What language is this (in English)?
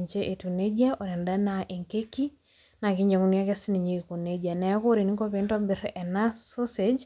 Masai